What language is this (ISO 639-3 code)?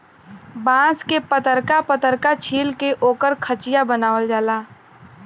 bho